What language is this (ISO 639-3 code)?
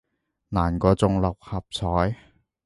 yue